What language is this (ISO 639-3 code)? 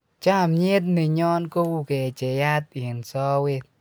kln